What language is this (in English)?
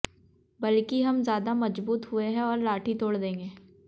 Hindi